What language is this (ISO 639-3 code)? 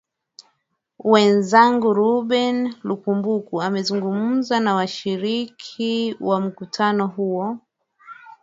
swa